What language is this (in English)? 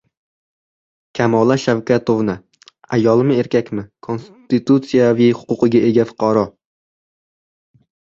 Uzbek